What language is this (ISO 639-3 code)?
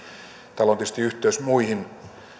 fin